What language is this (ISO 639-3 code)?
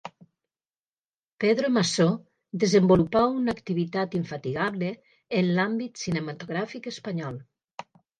cat